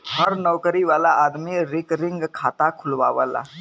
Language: Bhojpuri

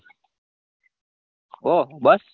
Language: Gujarati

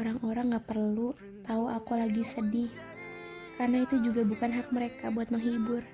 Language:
Indonesian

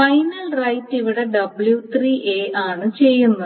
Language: Malayalam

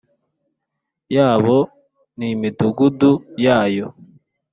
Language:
Kinyarwanda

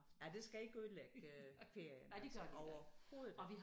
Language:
Danish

